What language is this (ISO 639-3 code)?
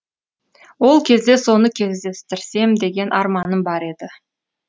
kaz